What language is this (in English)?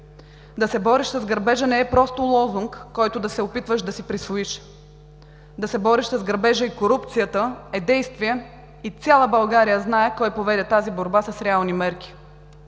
Bulgarian